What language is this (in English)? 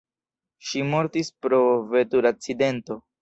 Esperanto